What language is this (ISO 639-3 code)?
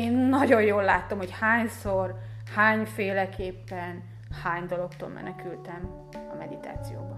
hun